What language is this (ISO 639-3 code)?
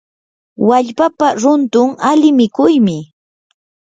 qur